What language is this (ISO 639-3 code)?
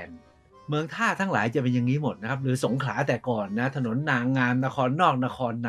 tha